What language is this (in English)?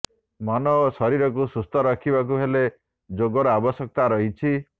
Odia